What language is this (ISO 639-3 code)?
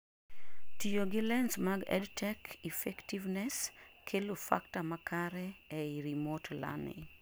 luo